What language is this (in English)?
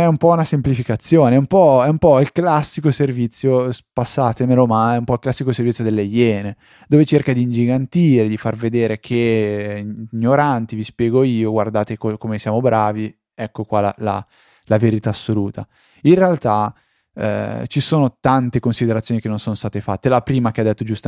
Italian